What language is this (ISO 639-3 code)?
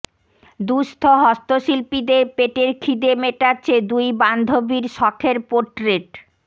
ben